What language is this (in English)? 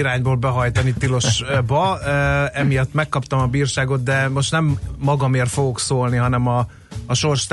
Hungarian